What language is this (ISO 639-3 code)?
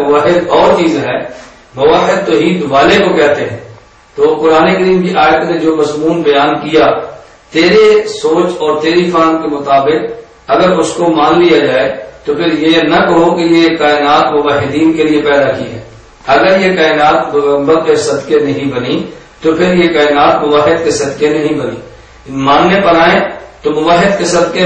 tha